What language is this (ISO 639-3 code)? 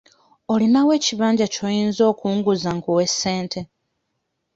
lug